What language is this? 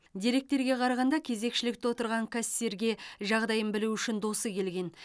Kazakh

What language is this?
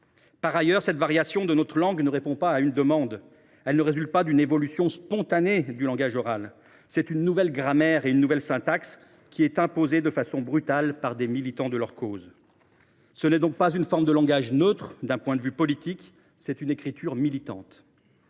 French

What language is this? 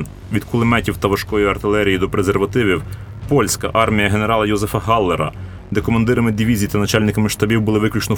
Ukrainian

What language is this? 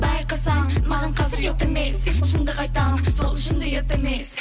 Kazakh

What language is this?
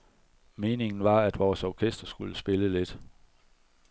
Danish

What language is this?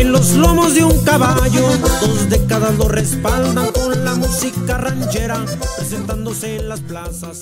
Spanish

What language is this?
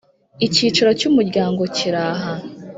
Kinyarwanda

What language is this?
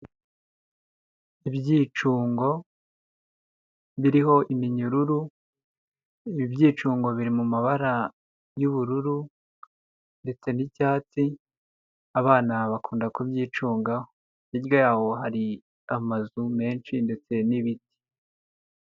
Kinyarwanda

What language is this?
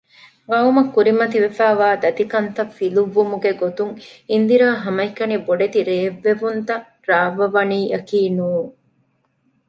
Divehi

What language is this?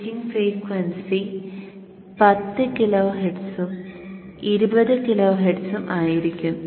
Malayalam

